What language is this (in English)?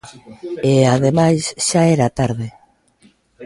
Galician